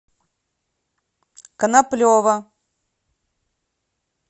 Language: Russian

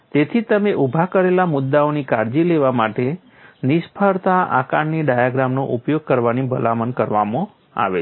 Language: Gujarati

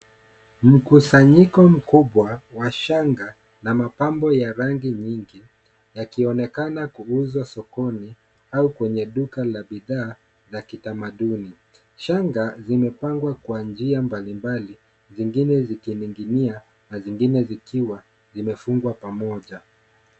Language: Swahili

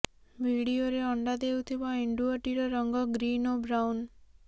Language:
Odia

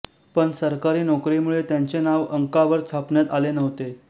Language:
Marathi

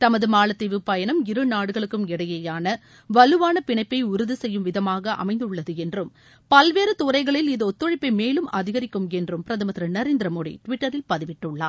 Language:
Tamil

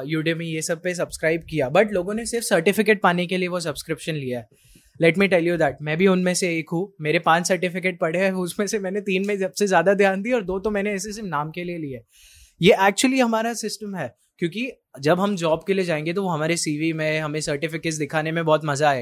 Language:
Hindi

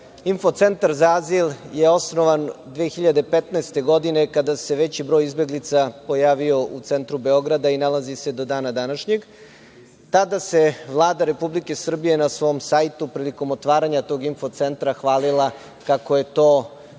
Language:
Serbian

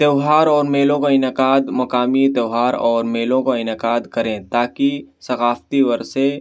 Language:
Urdu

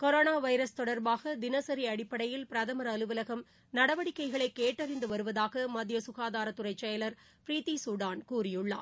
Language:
Tamil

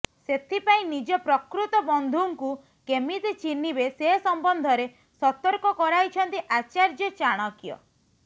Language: Odia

